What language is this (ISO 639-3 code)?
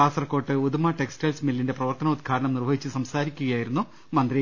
mal